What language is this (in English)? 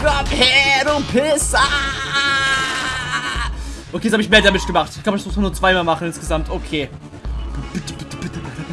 German